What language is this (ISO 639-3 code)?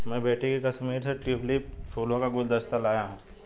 hin